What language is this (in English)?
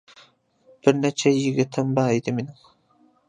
Uyghur